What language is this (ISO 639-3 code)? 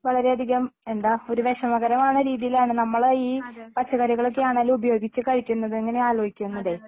mal